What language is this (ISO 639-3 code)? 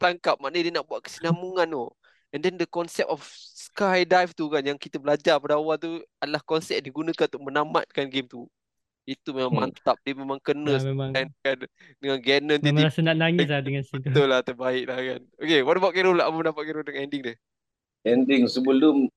msa